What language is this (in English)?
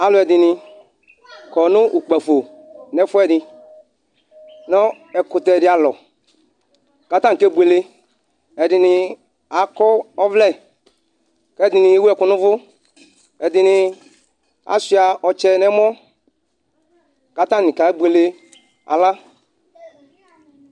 Ikposo